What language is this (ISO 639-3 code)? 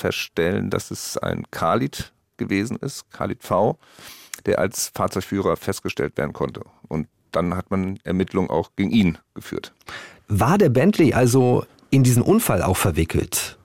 deu